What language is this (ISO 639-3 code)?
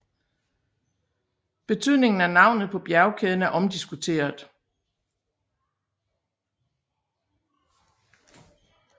dan